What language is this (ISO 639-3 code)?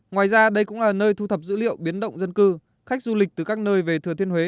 vie